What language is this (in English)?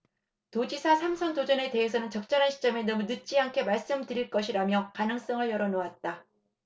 Korean